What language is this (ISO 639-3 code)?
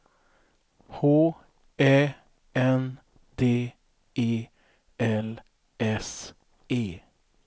swe